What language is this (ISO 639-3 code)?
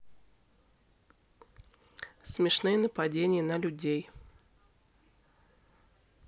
rus